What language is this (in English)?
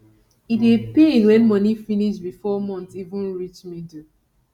Nigerian Pidgin